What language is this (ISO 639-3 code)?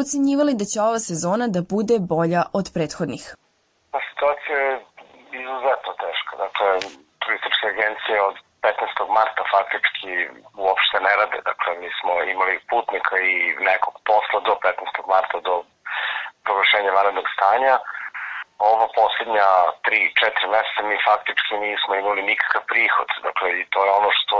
hrv